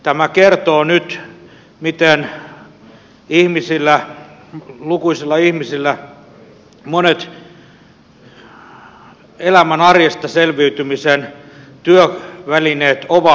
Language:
Finnish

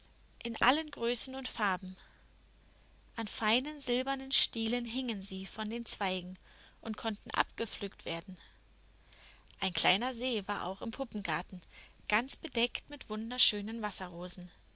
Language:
German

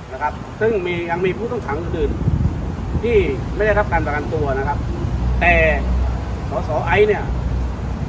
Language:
Thai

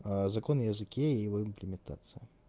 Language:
Russian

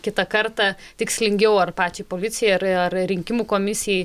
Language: Lithuanian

